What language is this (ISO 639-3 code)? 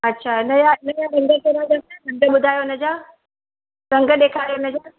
snd